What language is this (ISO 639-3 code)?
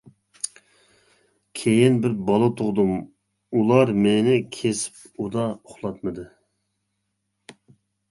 uig